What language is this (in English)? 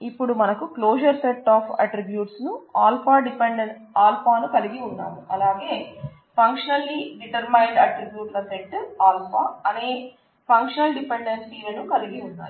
Telugu